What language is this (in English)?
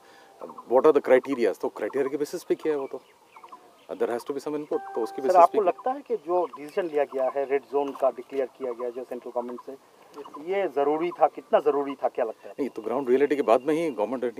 Hindi